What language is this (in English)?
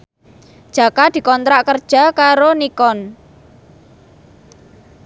Javanese